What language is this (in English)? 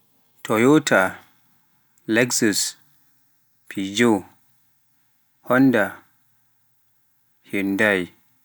Pular